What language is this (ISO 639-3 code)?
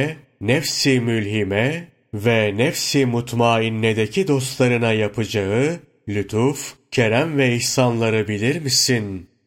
tur